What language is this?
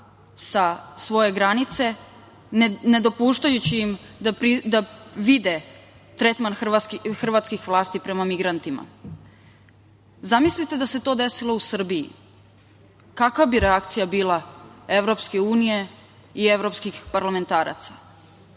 Serbian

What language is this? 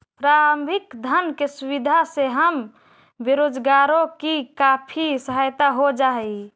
Magahi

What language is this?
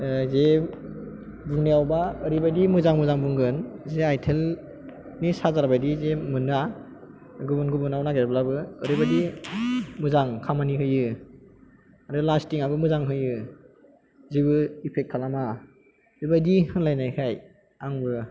Bodo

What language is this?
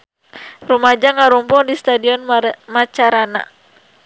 Sundanese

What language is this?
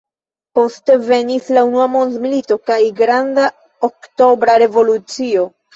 Esperanto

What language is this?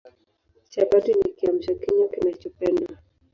Swahili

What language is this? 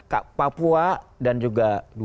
Indonesian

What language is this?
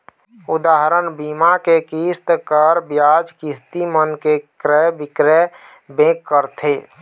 Chhattisgarhi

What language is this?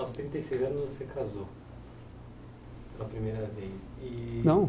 Portuguese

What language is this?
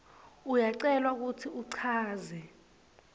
Swati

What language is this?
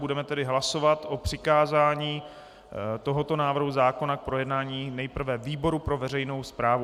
Czech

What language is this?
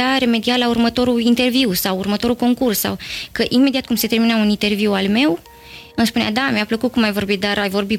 Romanian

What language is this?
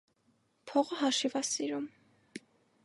Armenian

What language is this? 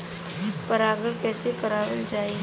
Bhojpuri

